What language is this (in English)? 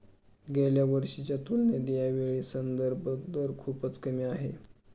Marathi